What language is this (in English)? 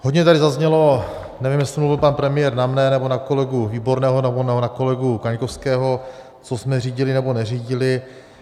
Czech